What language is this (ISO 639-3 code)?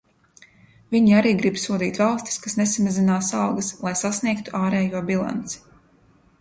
lav